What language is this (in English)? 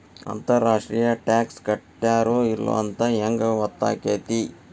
Kannada